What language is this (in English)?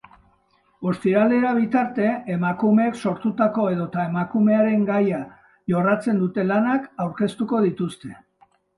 Basque